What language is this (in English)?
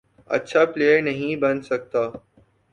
Urdu